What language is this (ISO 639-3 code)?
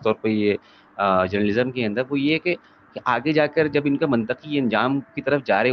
urd